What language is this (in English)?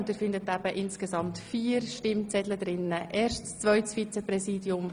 Swiss German